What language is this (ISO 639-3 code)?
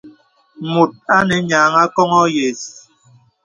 beb